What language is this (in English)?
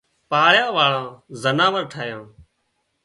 Wadiyara Koli